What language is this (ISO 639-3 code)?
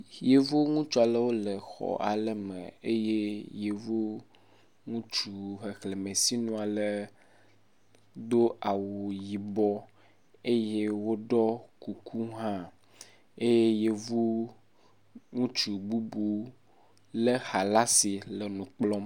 ewe